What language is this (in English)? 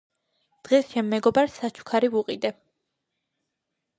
Georgian